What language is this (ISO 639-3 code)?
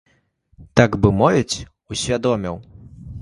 bel